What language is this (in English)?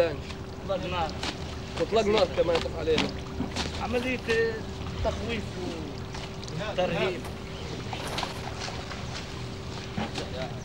Arabic